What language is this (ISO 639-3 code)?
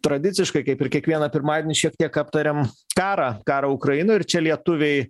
lit